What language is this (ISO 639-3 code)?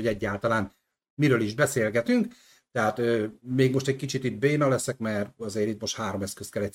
hun